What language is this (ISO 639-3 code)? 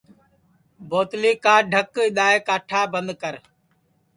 ssi